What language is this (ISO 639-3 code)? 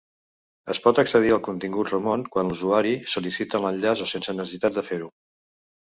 cat